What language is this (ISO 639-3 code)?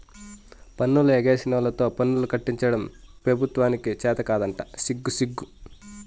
tel